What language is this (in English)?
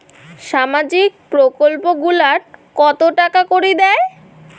Bangla